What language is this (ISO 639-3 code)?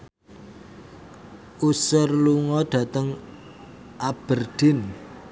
jav